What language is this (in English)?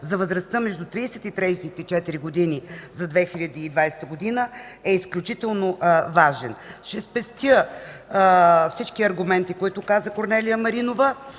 Bulgarian